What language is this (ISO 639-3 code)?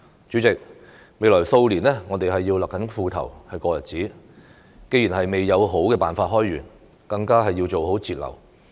yue